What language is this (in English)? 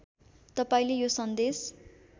Nepali